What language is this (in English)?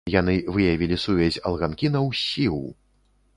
Belarusian